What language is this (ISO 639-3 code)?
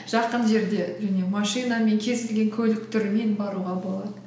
kaz